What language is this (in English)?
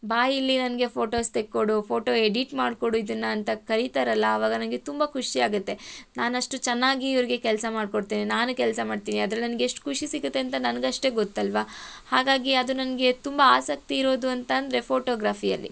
Kannada